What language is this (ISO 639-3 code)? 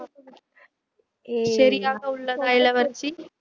tam